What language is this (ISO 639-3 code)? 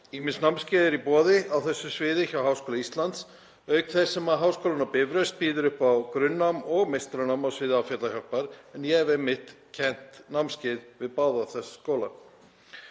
isl